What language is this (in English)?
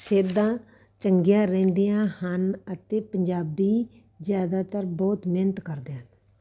Punjabi